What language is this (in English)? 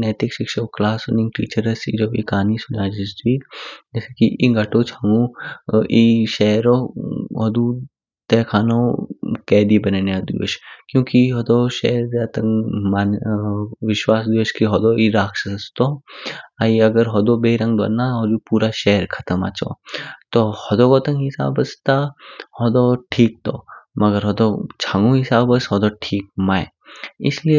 Kinnauri